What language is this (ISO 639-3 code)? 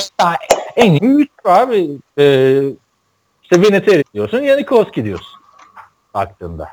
tur